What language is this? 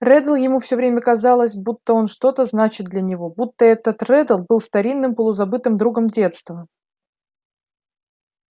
Russian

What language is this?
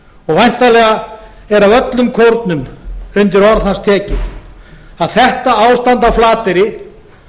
Icelandic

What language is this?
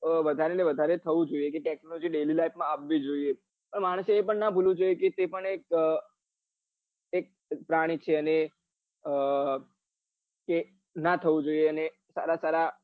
Gujarati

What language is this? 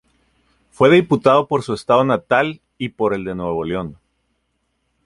Spanish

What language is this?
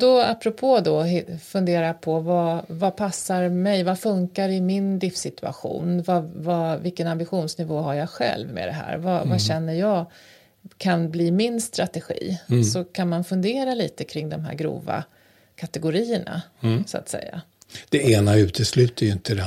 Swedish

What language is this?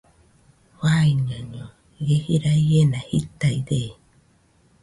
Nüpode Huitoto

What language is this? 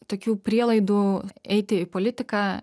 Lithuanian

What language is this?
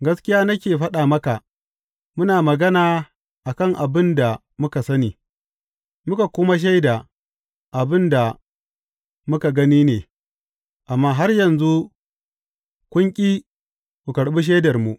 Hausa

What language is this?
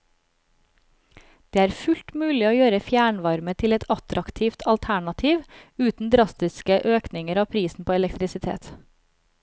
Norwegian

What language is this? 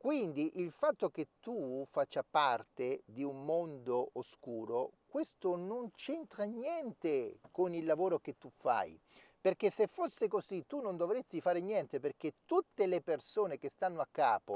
Italian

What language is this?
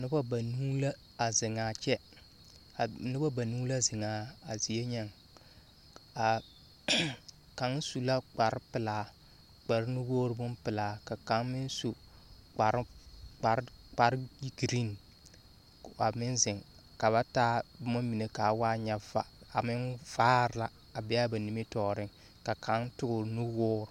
Southern Dagaare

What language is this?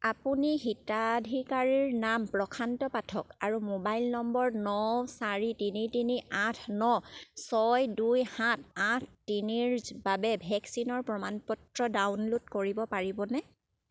Assamese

